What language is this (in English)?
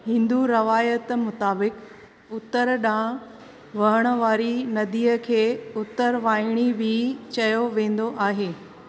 Sindhi